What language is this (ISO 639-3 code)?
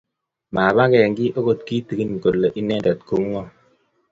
kln